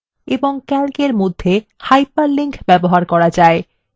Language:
Bangla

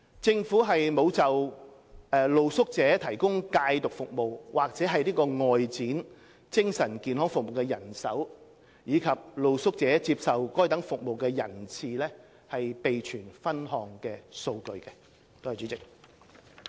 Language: Cantonese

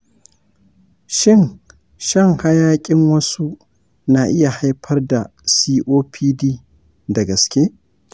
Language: Hausa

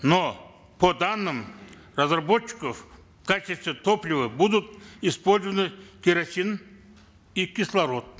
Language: Kazakh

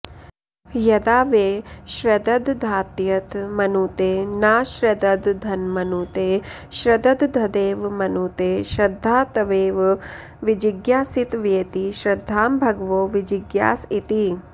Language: Sanskrit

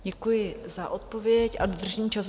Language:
Czech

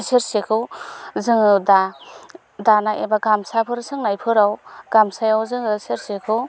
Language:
Bodo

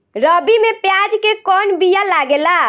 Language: Bhojpuri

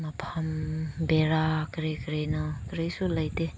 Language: Manipuri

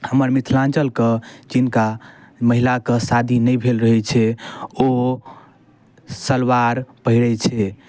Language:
Maithili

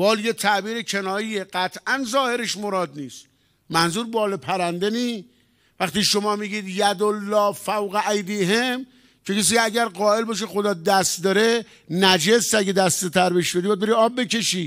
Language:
Persian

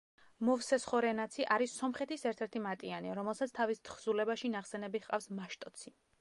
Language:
Georgian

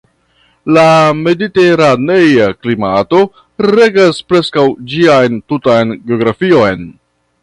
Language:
Esperanto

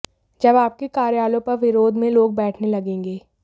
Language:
Hindi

